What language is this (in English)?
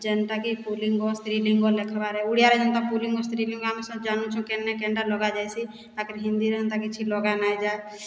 Odia